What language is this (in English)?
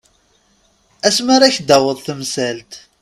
Kabyle